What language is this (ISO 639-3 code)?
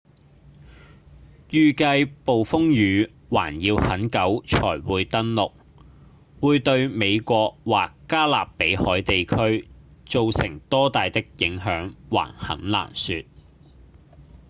yue